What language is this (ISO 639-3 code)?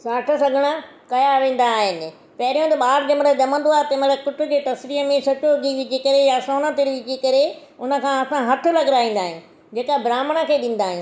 snd